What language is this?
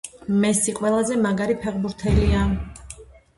Georgian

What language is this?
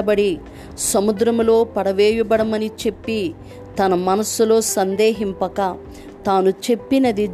Telugu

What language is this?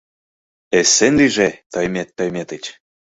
Mari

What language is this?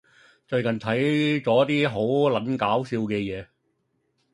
Cantonese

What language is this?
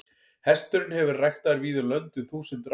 Icelandic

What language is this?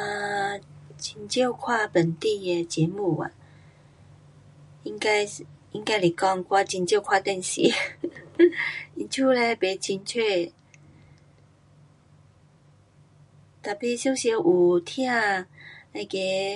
Pu-Xian Chinese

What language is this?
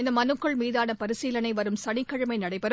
Tamil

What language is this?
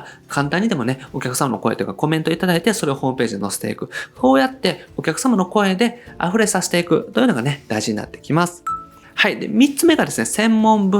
Japanese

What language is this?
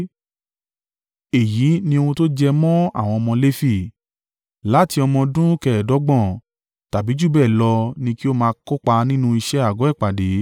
Yoruba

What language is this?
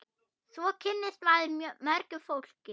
Icelandic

